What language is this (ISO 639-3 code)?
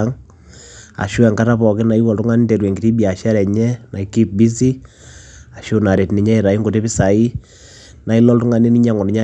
mas